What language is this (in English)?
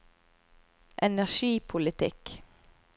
Norwegian